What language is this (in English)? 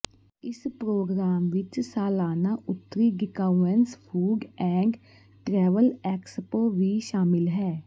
Punjabi